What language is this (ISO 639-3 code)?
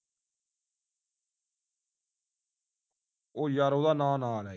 pan